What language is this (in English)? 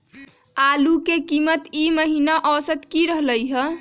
Magahi